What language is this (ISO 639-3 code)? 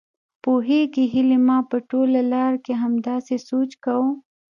pus